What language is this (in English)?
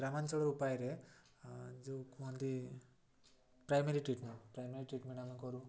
Odia